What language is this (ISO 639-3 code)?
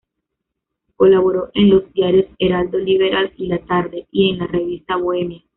spa